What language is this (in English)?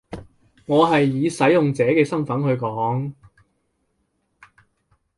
Cantonese